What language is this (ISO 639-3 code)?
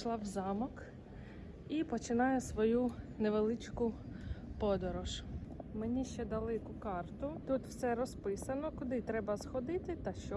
ukr